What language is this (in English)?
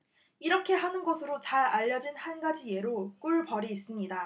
Korean